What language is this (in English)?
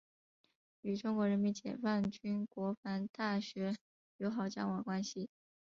Chinese